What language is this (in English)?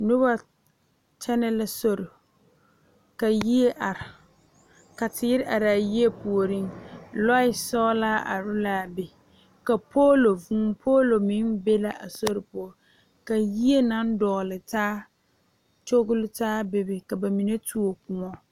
Southern Dagaare